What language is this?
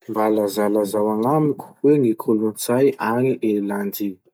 Masikoro Malagasy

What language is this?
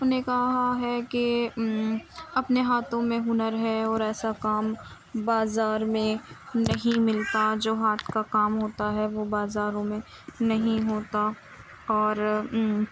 Urdu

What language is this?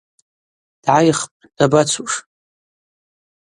Abaza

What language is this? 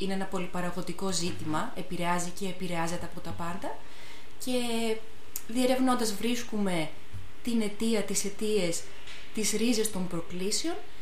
Greek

